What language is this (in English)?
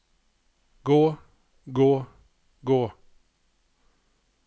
Norwegian